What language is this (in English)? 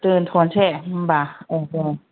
Bodo